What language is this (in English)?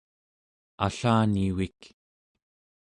Central Yupik